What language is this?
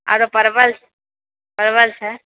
Maithili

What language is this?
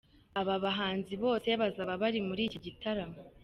Kinyarwanda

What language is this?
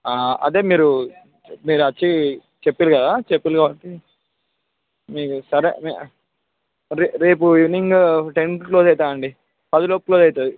Telugu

